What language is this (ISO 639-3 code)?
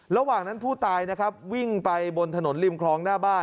tha